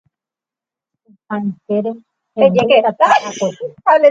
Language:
Guarani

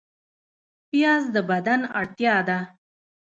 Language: Pashto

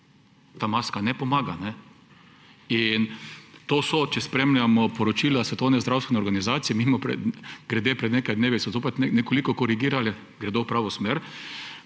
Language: Slovenian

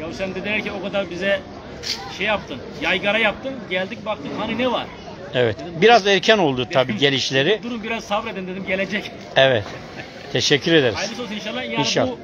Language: Turkish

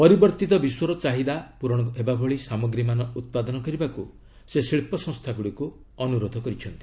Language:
Odia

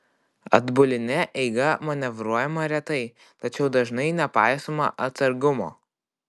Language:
Lithuanian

